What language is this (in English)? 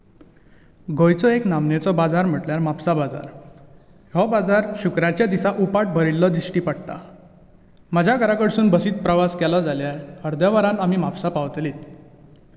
Konkani